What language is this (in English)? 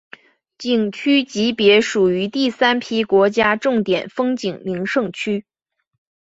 Chinese